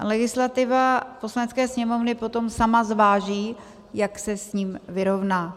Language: Czech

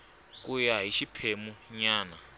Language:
Tsonga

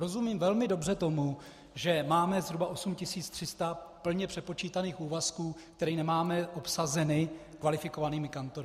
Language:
Czech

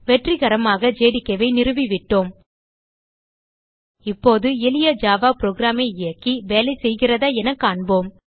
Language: Tamil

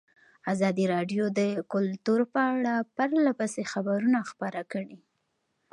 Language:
Pashto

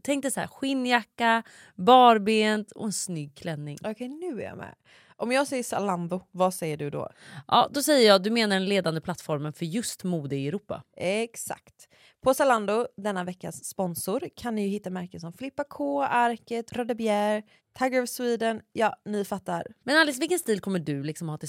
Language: Swedish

